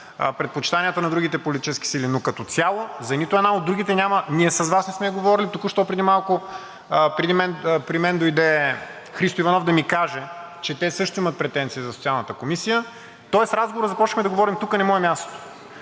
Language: Bulgarian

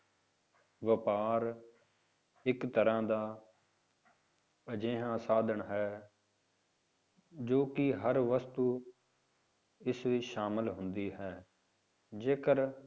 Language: Punjabi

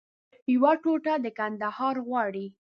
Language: Pashto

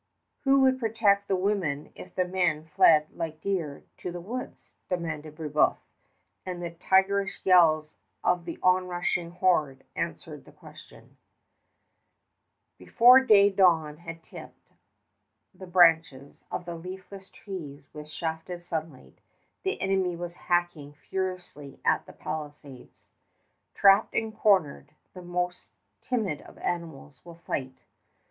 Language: English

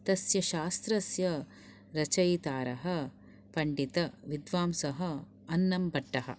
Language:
Sanskrit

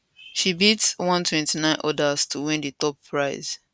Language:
Nigerian Pidgin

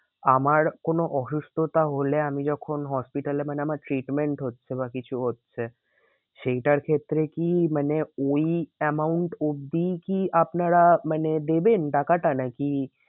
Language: Bangla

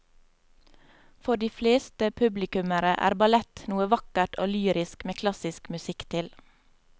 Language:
Norwegian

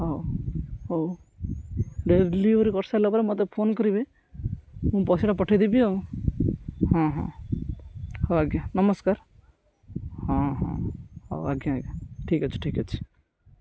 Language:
Odia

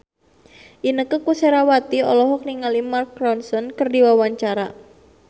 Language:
Sundanese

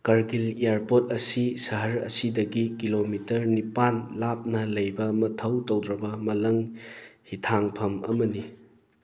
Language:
Manipuri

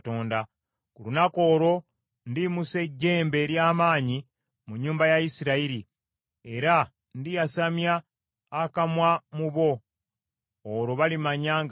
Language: Ganda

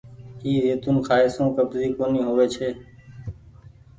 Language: Goaria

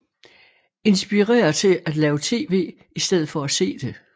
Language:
Danish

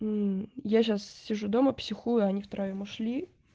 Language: Russian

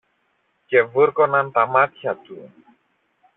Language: Greek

